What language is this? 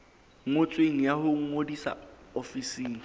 Southern Sotho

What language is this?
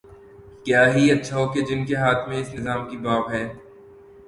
Urdu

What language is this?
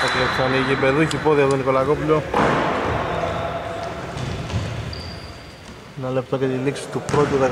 Greek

